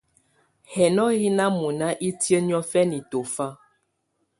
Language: Tunen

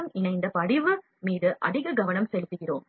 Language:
Tamil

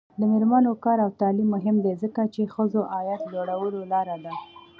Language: Pashto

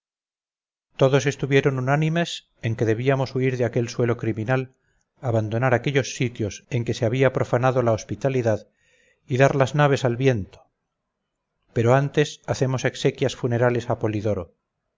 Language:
Spanish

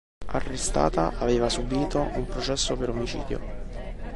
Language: Italian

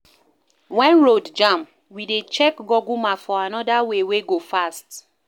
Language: Nigerian Pidgin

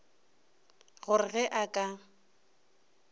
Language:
Northern Sotho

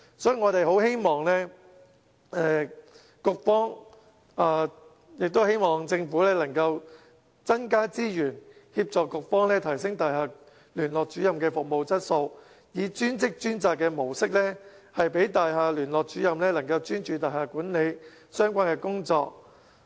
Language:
Cantonese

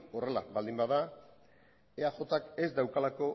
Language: Basque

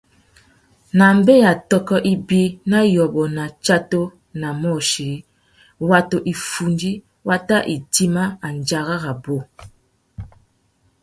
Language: Tuki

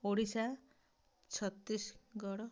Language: Odia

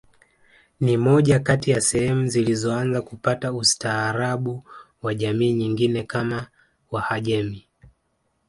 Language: Swahili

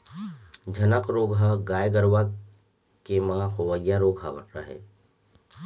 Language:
Chhattisgarhi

